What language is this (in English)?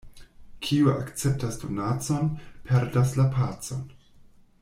Esperanto